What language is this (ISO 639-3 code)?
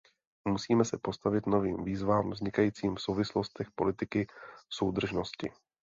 ces